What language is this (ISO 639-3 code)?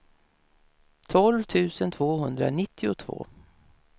swe